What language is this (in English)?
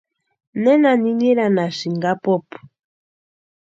Western Highland Purepecha